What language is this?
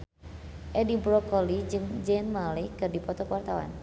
Sundanese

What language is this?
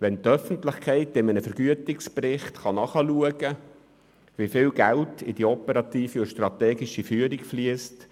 Swiss German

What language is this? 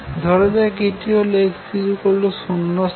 Bangla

